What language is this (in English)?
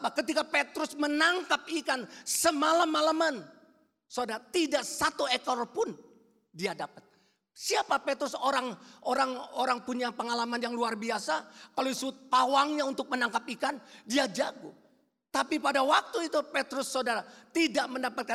Indonesian